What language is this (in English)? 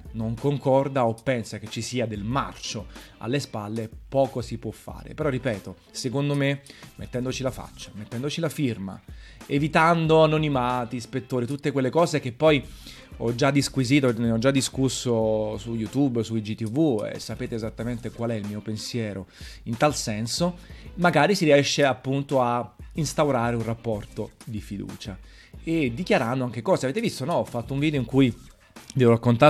Italian